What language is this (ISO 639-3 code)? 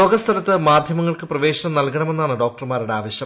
mal